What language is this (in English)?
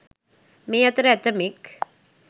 Sinhala